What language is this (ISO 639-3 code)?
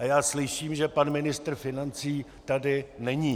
ces